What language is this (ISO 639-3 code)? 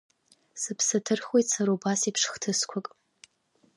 abk